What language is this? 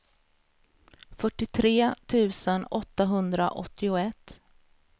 Swedish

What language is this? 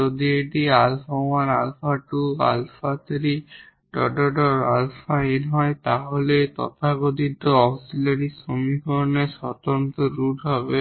Bangla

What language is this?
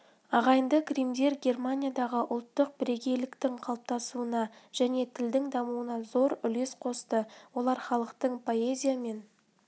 Kazakh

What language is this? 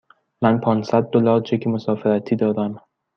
Persian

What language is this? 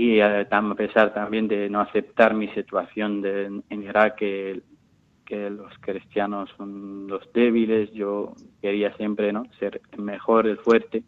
Spanish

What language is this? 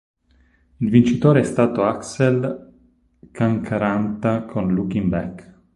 Italian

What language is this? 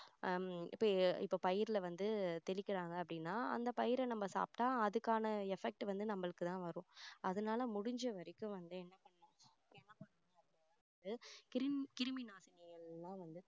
Tamil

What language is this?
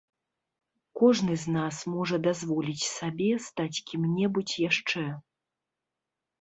Belarusian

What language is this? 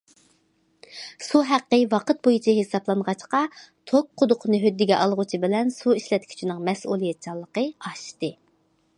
Uyghur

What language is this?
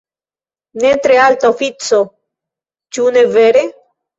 Esperanto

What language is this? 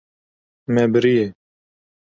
Kurdish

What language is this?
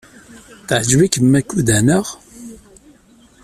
Kabyle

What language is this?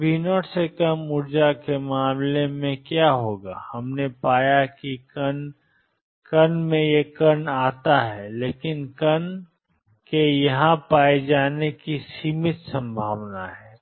Hindi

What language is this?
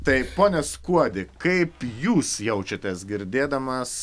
Lithuanian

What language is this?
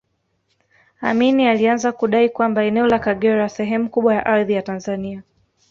Swahili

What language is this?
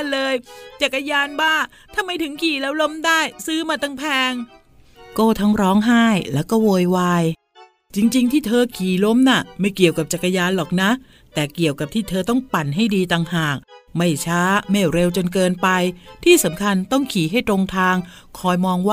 Thai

